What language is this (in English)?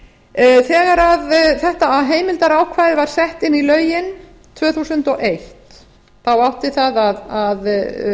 Icelandic